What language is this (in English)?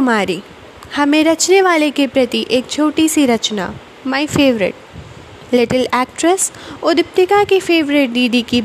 Hindi